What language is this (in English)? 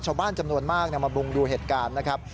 Thai